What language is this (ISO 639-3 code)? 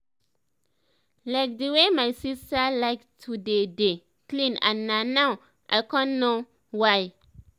pcm